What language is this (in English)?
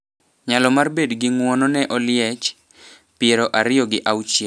Luo (Kenya and Tanzania)